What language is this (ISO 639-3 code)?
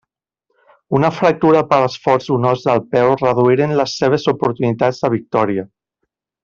cat